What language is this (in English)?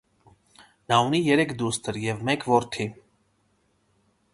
Armenian